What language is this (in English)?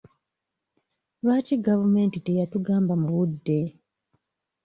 Ganda